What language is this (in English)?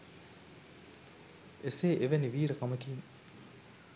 Sinhala